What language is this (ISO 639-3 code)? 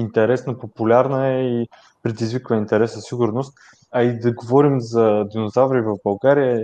bul